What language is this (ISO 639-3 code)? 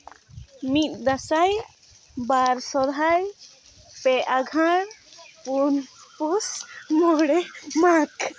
sat